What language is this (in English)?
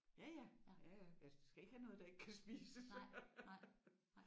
Danish